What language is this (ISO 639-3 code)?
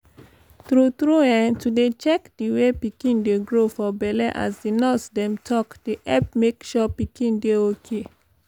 pcm